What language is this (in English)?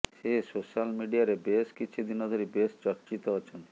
Odia